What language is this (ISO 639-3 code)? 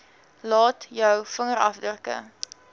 afr